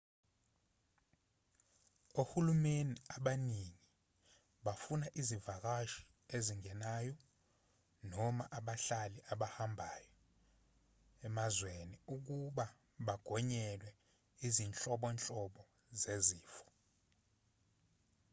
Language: Zulu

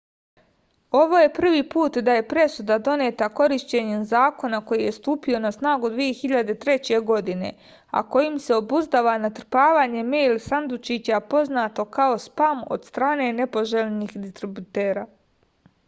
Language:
Serbian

